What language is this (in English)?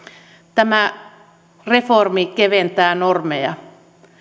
Finnish